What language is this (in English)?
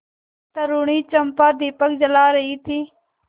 Hindi